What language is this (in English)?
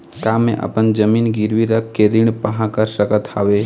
Chhattisgarhi